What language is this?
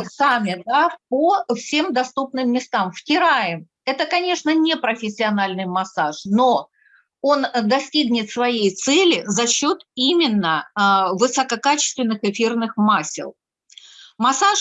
Russian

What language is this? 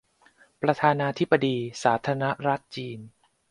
Thai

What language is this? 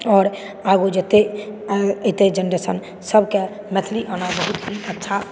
Maithili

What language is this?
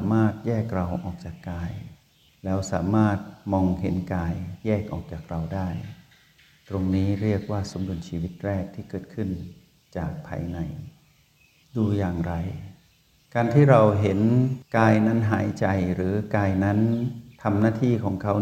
Thai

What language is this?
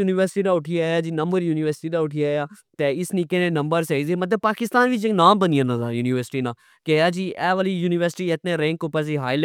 Pahari-Potwari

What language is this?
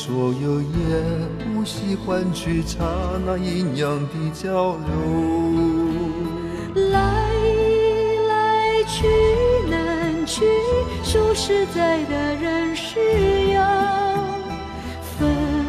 Chinese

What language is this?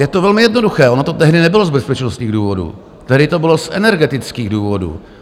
Czech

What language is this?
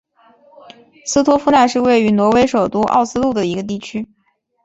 Chinese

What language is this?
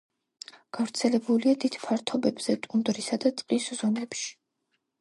Georgian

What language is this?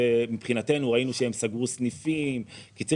Hebrew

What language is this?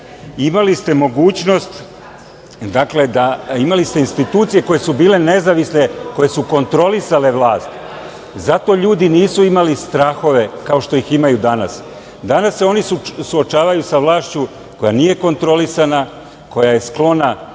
Serbian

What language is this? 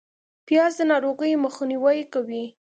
Pashto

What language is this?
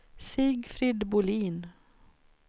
Swedish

